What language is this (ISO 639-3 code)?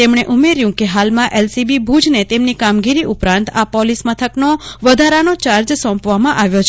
guj